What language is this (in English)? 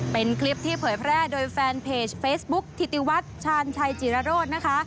Thai